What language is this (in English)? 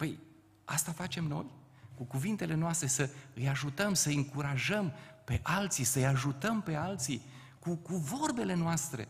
Romanian